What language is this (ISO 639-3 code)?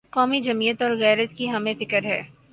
urd